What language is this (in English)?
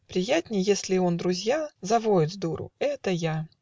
Russian